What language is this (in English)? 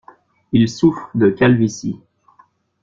French